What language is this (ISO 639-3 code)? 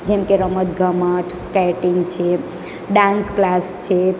guj